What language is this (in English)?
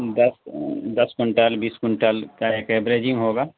Urdu